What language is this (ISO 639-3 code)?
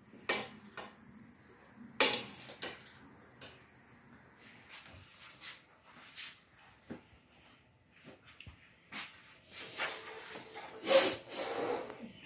ron